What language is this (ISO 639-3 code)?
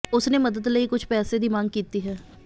pan